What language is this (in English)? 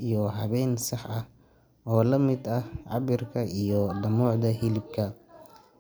Somali